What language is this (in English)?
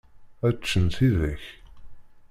Kabyle